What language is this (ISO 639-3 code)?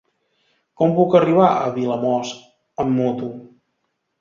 cat